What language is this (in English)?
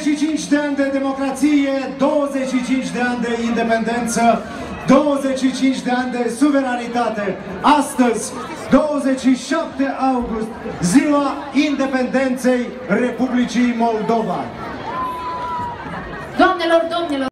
Greek